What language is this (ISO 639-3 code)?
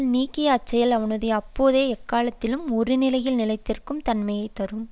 tam